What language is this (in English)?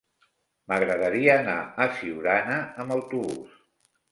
Catalan